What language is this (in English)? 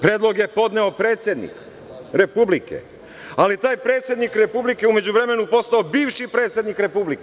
Serbian